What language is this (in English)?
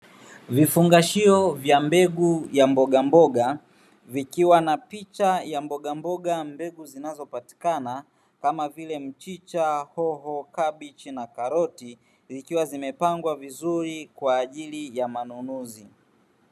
Swahili